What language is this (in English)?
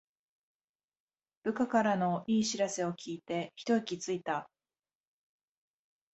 Japanese